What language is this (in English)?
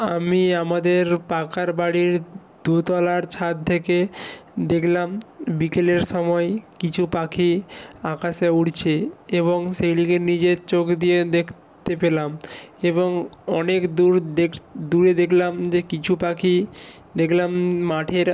Bangla